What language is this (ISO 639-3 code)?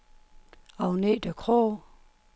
dan